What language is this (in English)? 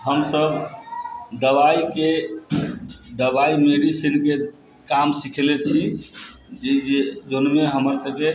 Maithili